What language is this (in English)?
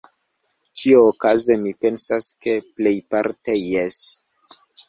Esperanto